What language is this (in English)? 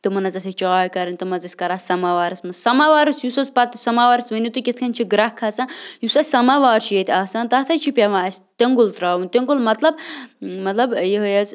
Kashmiri